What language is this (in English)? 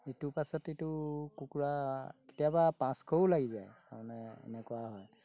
Assamese